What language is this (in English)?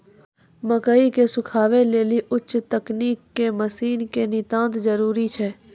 Maithili